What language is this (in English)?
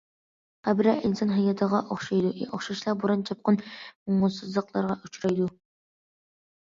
Uyghur